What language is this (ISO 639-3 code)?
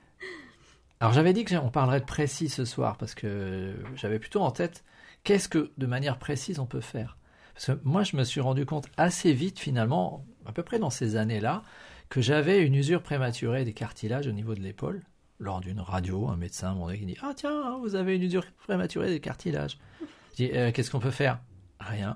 fra